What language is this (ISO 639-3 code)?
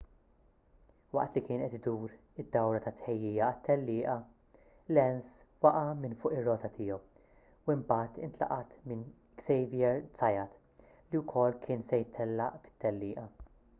mlt